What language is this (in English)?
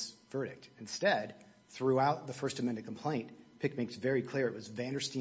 English